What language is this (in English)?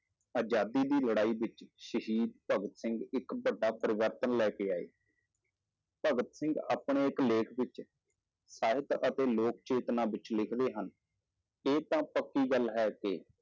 Punjabi